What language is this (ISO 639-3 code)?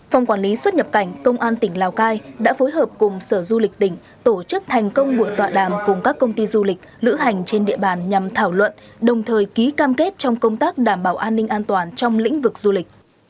vie